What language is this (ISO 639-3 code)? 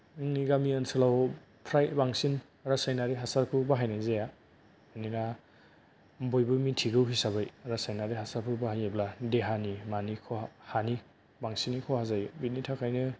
brx